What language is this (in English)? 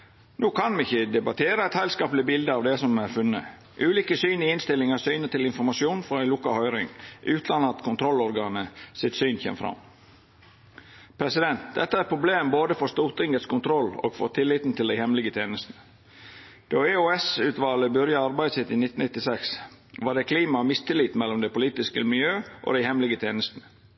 Norwegian Nynorsk